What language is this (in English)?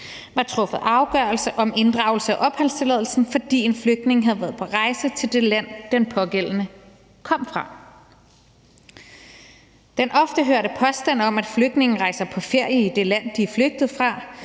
Danish